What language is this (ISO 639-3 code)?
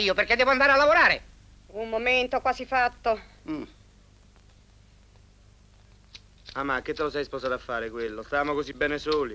ita